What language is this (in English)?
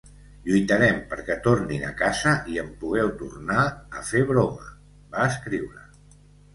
Catalan